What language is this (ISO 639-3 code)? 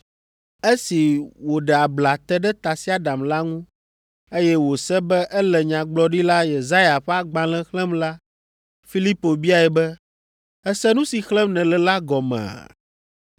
ewe